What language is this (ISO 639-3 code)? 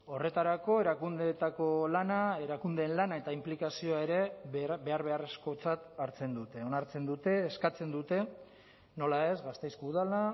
eus